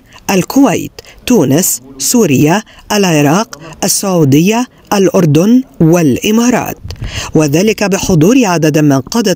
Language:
Arabic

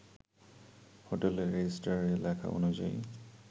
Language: Bangla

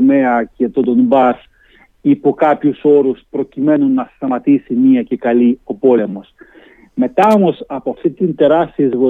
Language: Greek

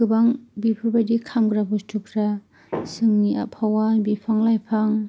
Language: Bodo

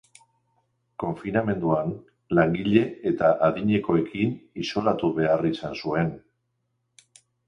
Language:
Basque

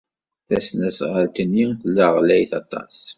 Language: Kabyle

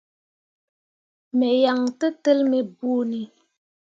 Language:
Mundang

